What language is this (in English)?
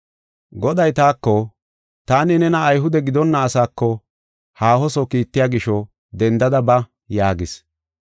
Gofa